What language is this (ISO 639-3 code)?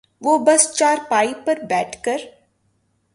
urd